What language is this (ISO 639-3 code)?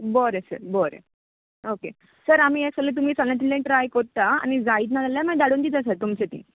kok